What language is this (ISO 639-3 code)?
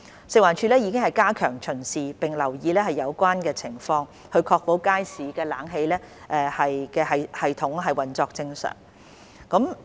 yue